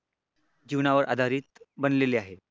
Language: Marathi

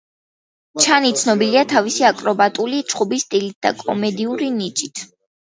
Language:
Georgian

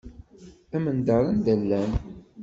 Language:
Kabyle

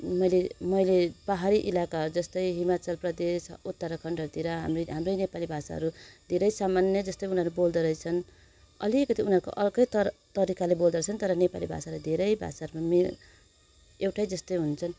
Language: Nepali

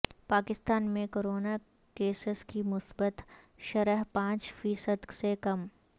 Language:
Urdu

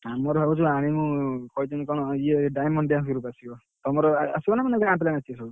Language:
Odia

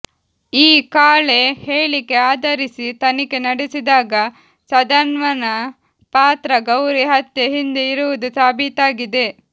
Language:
Kannada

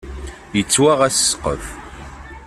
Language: Kabyle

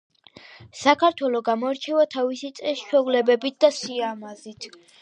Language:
Georgian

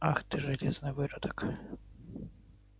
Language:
Russian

